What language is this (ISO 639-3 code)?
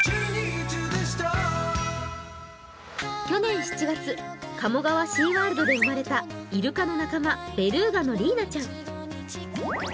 jpn